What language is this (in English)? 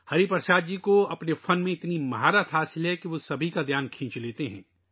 Urdu